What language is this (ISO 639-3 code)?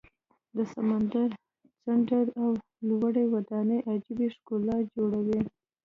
pus